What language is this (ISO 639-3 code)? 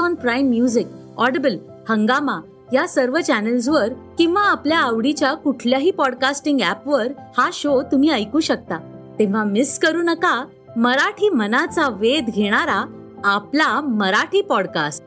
mar